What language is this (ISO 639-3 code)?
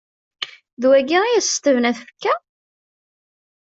kab